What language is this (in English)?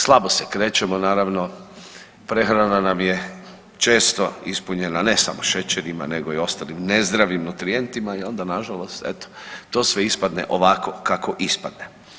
Croatian